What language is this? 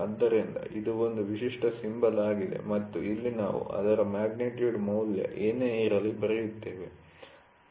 Kannada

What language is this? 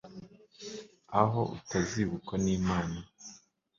Kinyarwanda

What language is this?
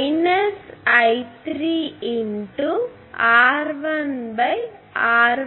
Telugu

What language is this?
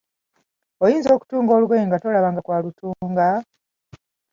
Ganda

